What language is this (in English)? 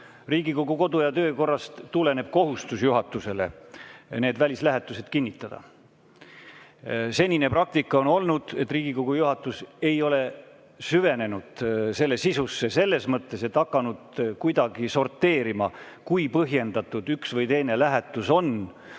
Estonian